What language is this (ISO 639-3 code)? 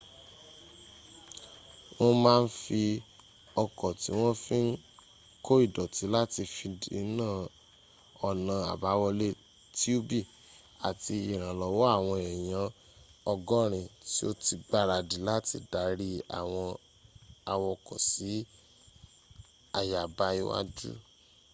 yor